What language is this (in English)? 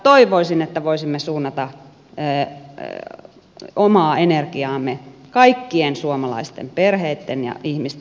Finnish